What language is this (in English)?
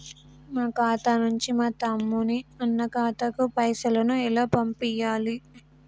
Telugu